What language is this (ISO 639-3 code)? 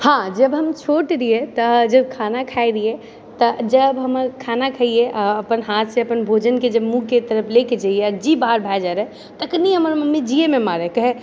mai